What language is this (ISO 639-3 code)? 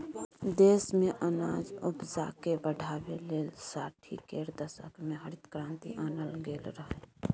mai